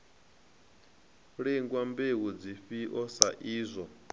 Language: Venda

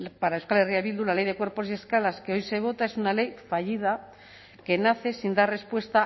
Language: Spanish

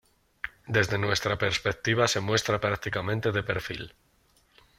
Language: Spanish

